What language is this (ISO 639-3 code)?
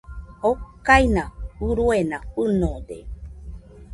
hux